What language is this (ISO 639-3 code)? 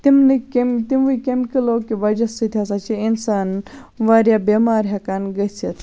kas